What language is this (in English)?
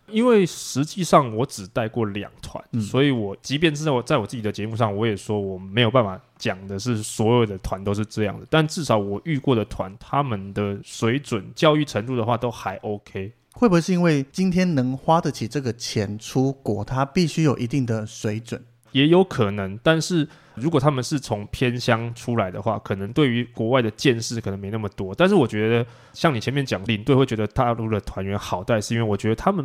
Chinese